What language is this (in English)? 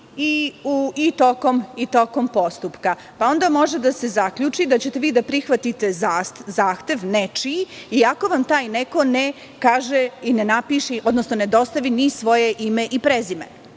Serbian